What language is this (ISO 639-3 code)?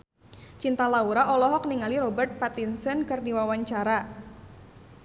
sun